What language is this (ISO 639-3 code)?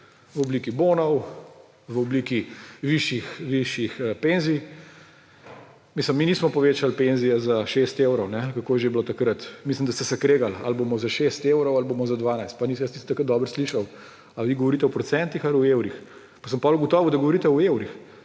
slv